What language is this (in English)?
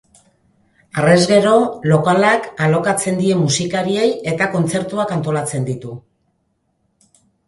Basque